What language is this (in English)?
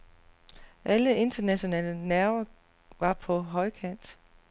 Danish